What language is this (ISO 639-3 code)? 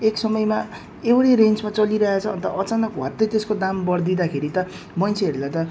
nep